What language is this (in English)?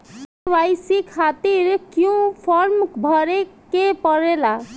Bhojpuri